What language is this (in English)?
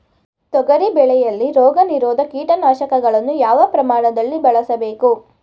Kannada